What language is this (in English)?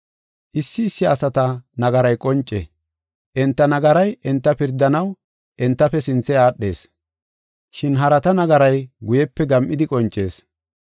Gofa